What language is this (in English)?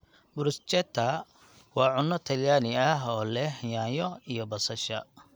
Somali